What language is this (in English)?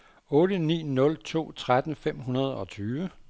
Danish